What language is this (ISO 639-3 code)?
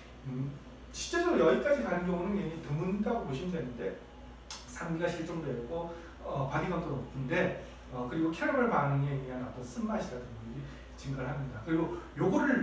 kor